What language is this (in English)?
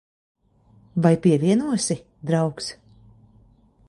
Latvian